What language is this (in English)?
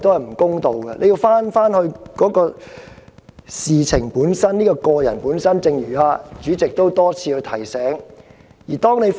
Cantonese